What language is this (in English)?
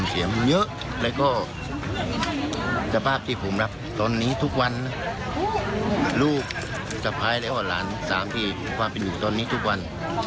Thai